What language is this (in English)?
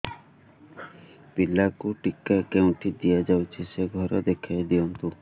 Odia